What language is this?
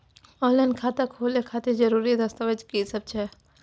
Maithili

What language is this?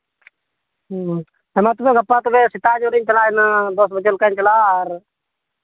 Santali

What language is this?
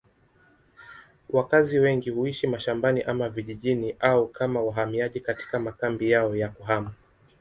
Swahili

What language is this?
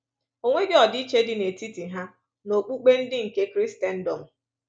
Igbo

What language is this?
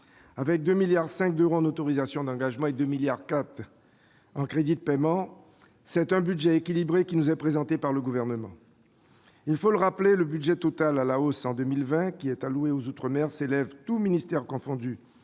French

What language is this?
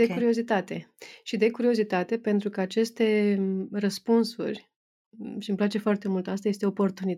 Romanian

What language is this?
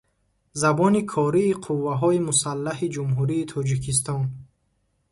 Tajik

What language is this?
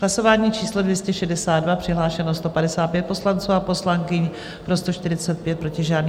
Czech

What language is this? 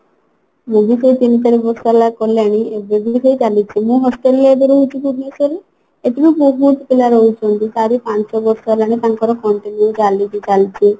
Odia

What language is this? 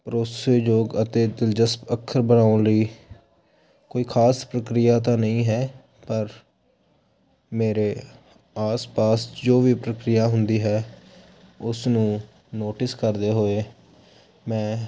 Punjabi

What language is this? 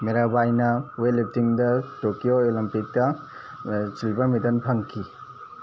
Manipuri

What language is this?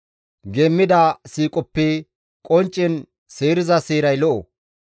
Gamo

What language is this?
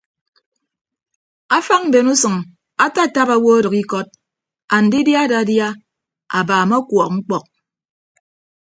Ibibio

